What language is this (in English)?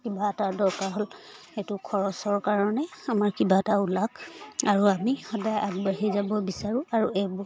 Assamese